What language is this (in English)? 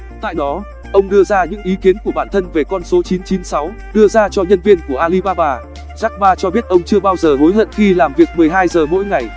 Vietnamese